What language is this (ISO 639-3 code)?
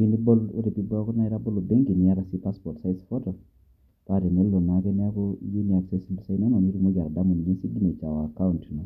mas